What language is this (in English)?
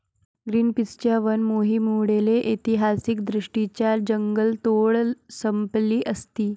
Marathi